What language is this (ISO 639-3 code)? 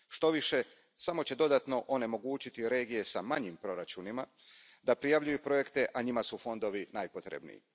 hrv